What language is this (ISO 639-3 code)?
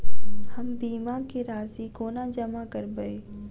mai